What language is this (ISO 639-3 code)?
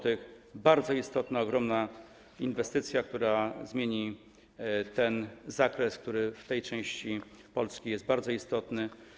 pol